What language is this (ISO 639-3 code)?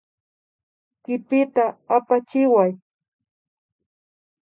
qvi